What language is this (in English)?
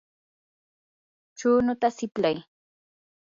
Yanahuanca Pasco Quechua